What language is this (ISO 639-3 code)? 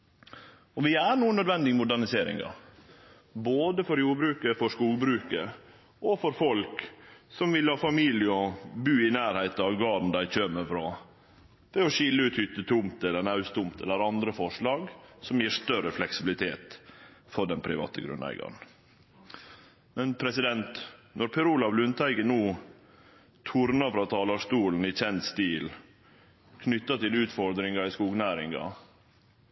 nno